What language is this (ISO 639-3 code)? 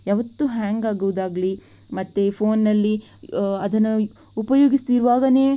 kan